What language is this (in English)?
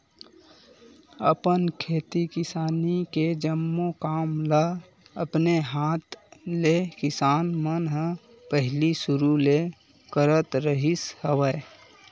Chhattisgarhi